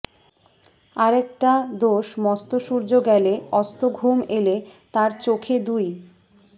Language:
Bangla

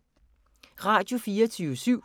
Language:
Danish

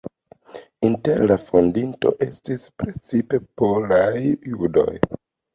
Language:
Esperanto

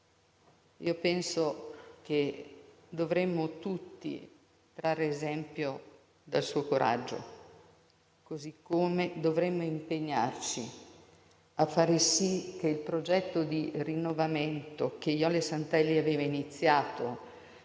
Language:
Italian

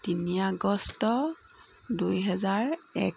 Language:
Assamese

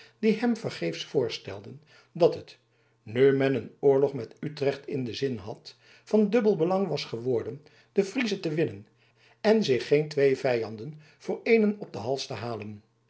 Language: Dutch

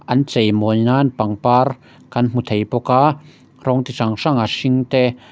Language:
Mizo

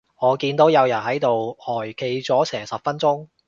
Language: Cantonese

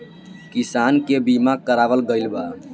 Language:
Bhojpuri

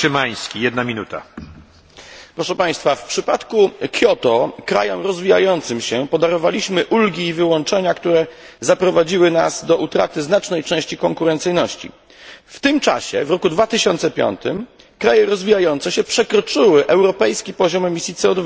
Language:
Polish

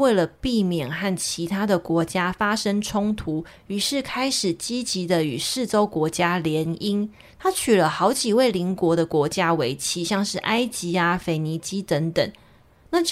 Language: Chinese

